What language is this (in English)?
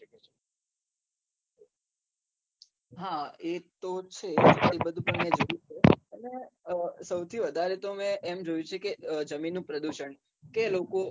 Gujarati